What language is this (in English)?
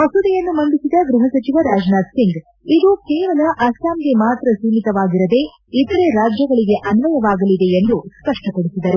Kannada